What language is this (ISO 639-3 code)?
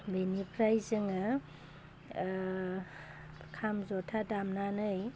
brx